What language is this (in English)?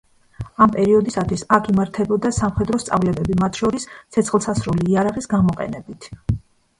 Georgian